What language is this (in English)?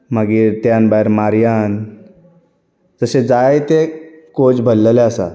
Konkani